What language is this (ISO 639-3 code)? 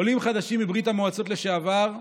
heb